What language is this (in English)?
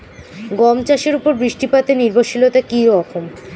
Bangla